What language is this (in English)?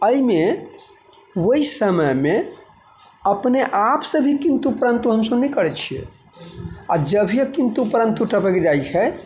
Maithili